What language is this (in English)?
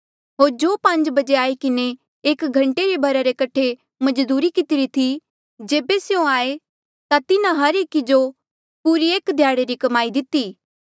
Mandeali